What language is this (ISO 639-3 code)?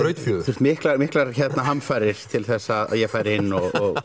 isl